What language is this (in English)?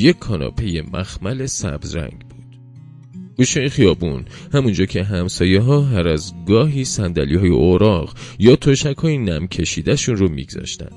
Persian